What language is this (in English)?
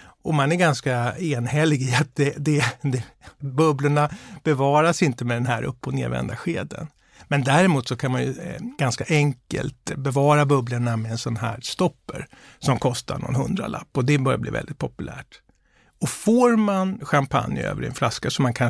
Swedish